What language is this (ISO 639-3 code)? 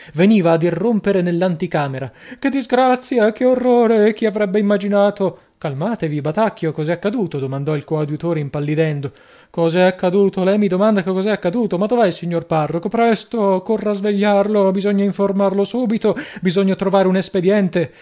ita